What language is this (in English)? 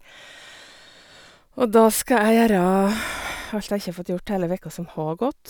Norwegian